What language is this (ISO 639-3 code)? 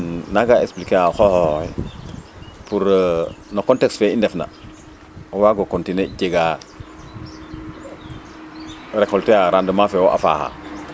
srr